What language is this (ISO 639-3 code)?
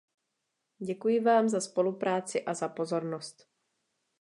ces